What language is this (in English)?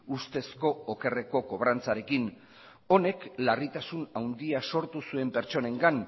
Basque